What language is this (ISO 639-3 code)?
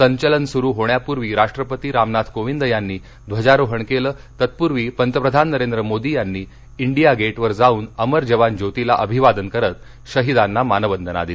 mar